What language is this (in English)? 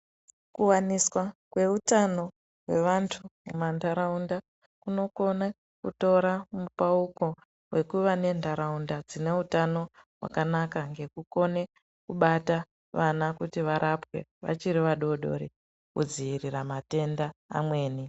Ndau